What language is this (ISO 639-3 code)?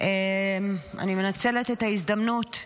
heb